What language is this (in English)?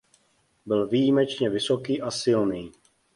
Czech